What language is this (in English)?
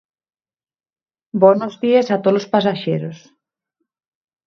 Asturian